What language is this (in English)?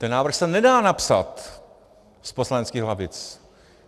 Czech